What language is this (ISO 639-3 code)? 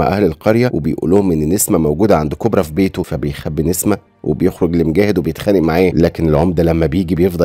ara